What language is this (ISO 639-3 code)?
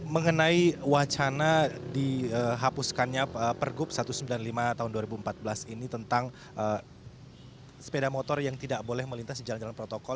ind